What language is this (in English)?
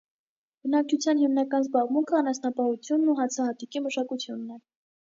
Armenian